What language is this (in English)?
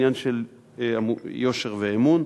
Hebrew